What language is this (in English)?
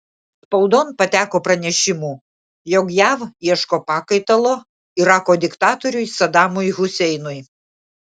Lithuanian